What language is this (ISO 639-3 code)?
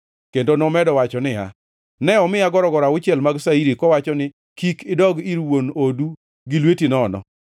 luo